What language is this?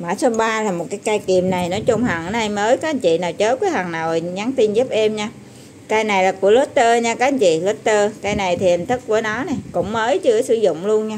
Vietnamese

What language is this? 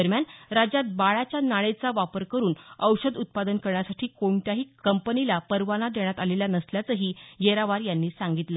Marathi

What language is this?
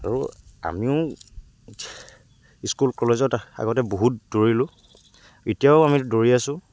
Assamese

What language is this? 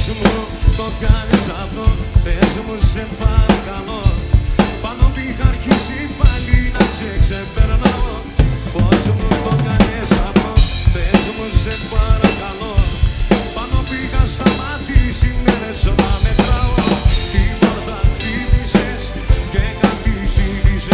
Greek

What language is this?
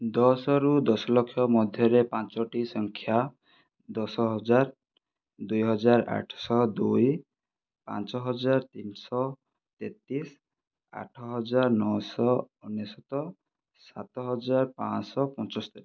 Odia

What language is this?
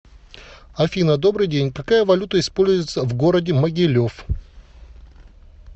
Russian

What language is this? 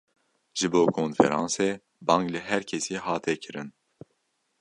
Kurdish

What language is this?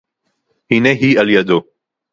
Hebrew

